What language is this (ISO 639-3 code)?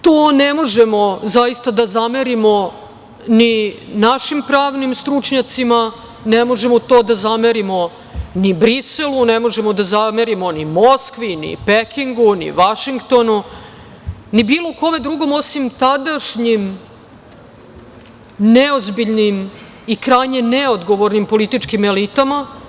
srp